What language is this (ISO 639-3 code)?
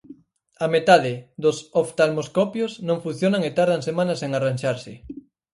glg